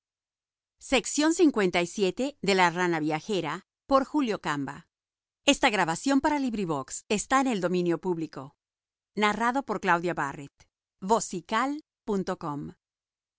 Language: Spanish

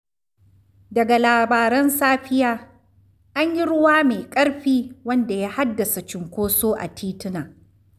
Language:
Hausa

